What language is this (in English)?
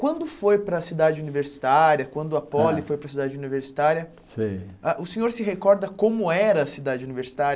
Portuguese